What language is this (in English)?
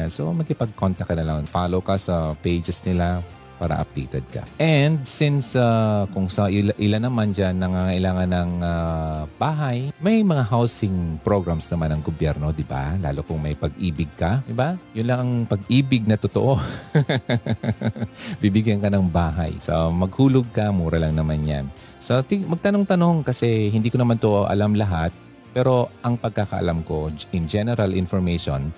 Filipino